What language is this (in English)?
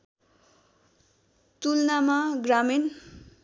Nepali